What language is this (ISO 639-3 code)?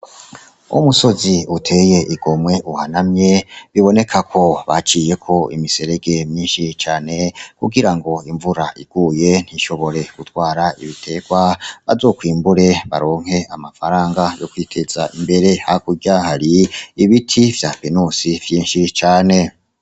run